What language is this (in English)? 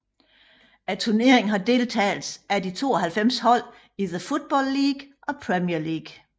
Danish